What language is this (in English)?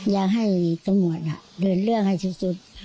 Thai